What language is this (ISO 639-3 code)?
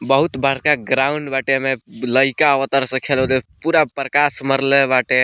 bho